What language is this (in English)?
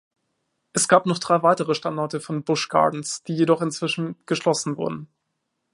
German